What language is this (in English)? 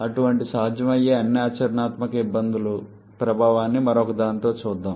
Telugu